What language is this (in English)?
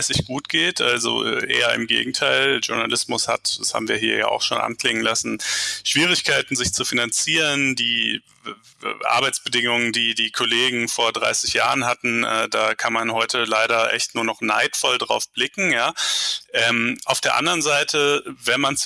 German